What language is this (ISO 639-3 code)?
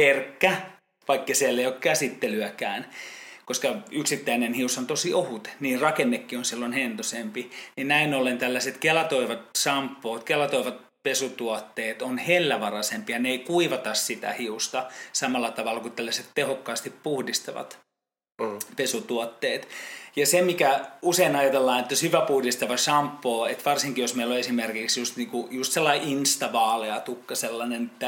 fin